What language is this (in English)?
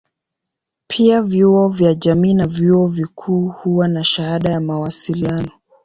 Swahili